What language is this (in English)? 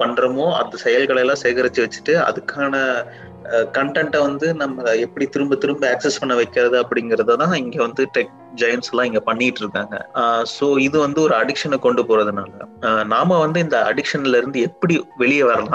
Tamil